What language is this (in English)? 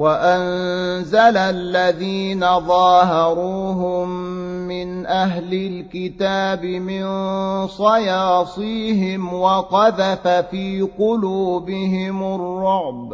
Arabic